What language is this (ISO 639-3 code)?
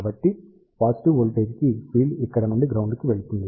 tel